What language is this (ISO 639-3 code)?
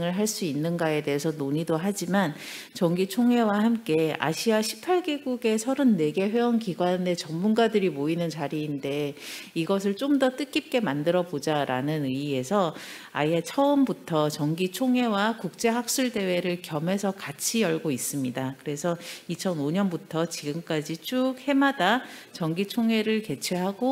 kor